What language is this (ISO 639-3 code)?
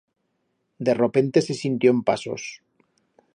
arg